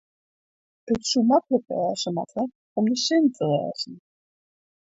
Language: Western Frisian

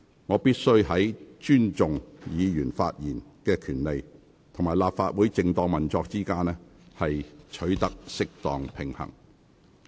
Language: Cantonese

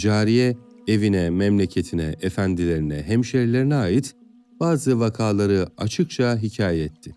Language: Turkish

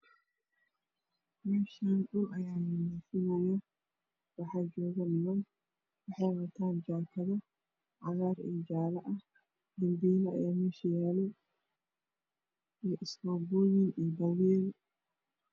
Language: Somali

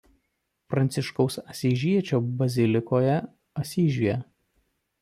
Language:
Lithuanian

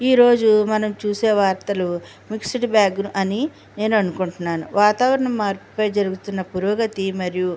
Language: Telugu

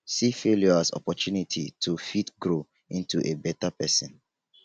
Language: Nigerian Pidgin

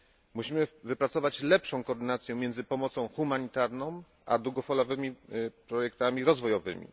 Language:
Polish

